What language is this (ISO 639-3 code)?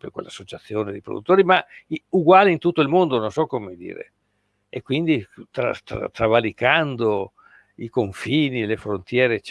ita